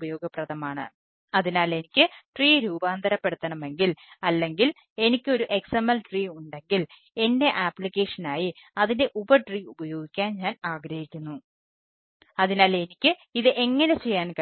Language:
Malayalam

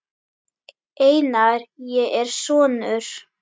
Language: Icelandic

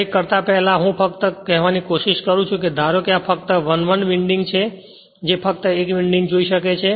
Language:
Gujarati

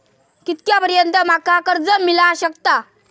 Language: Marathi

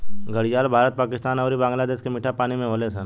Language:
Bhojpuri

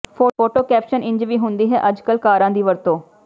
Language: Punjabi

